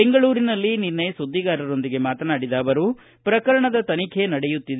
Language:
Kannada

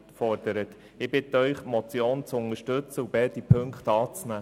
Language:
Swiss German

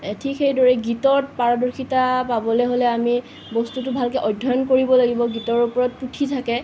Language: Assamese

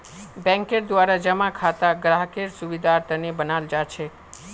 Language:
Magahi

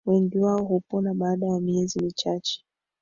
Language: Swahili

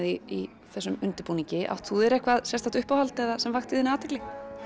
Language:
Icelandic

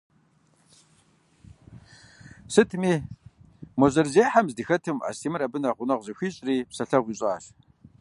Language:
Kabardian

